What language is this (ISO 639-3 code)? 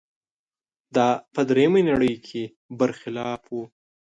pus